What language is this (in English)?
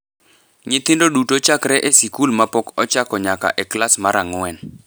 Luo (Kenya and Tanzania)